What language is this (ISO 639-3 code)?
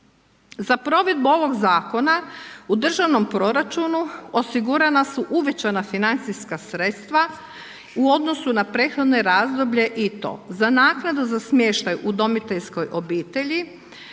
hrv